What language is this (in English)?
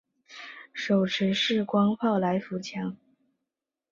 Chinese